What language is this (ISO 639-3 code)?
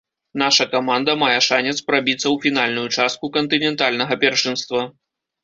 bel